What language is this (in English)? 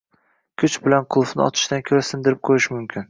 Uzbek